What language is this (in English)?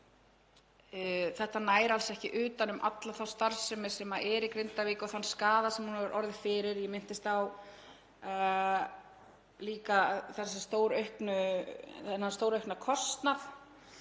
Icelandic